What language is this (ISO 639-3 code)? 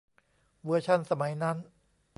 tha